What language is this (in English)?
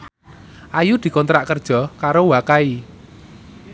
Javanese